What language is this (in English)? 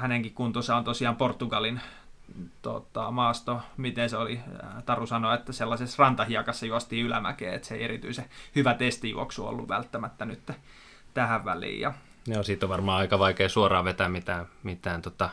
Finnish